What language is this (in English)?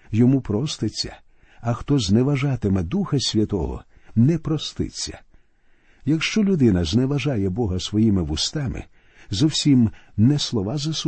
Ukrainian